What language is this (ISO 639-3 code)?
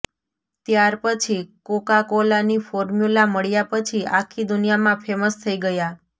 guj